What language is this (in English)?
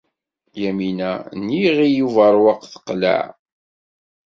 Kabyle